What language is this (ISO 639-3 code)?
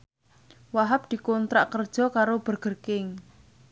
jav